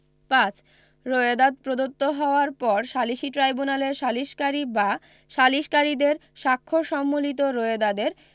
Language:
Bangla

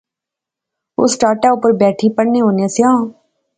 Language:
Pahari-Potwari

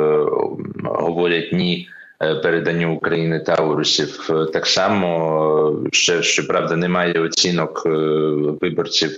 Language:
Ukrainian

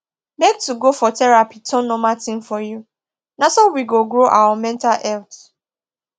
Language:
Nigerian Pidgin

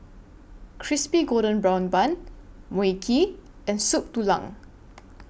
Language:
English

